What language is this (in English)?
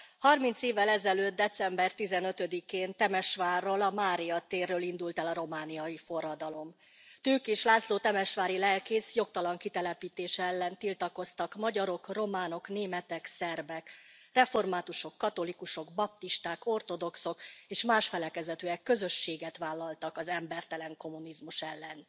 Hungarian